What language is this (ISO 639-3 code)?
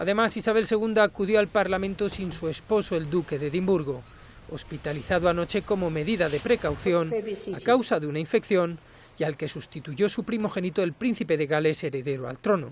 spa